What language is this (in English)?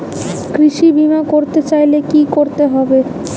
Bangla